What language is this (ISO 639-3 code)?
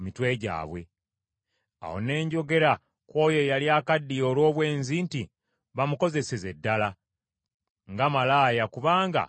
lug